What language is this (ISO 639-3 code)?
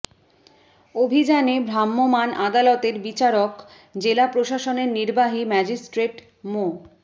ben